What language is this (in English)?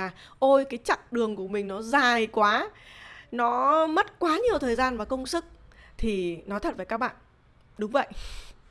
Vietnamese